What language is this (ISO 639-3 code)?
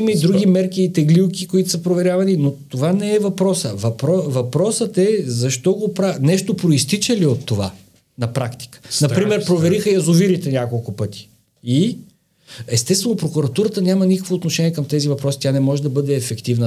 bul